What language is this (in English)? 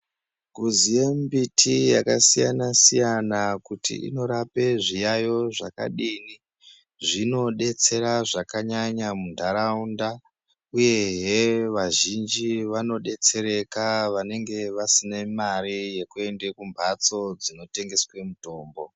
Ndau